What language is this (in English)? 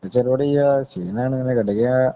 Malayalam